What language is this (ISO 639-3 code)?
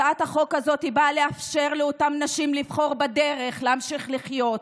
heb